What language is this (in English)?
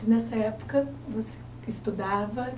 Portuguese